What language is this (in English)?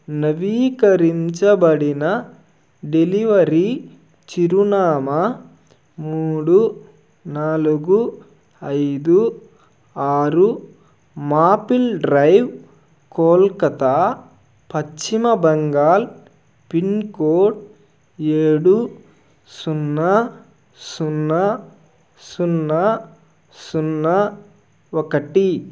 Telugu